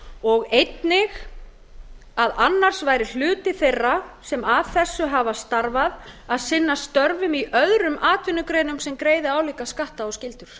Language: Icelandic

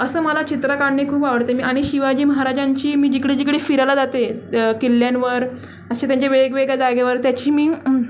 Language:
Marathi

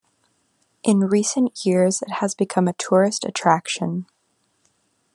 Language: English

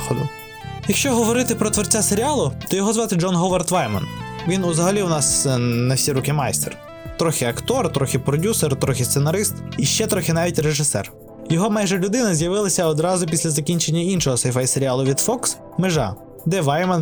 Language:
Ukrainian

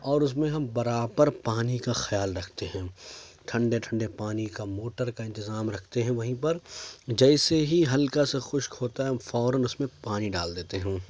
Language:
Urdu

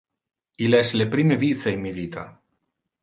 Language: Interlingua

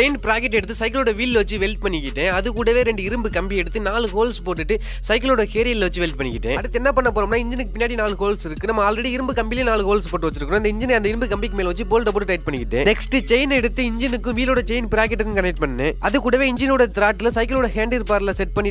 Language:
Arabic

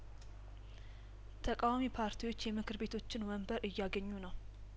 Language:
Amharic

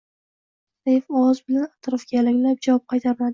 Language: Uzbek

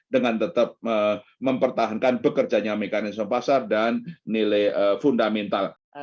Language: Indonesian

